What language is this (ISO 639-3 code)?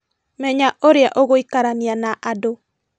kik